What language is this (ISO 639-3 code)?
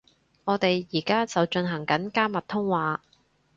yue